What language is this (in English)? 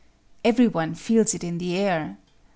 English